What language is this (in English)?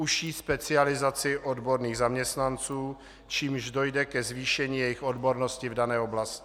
Czech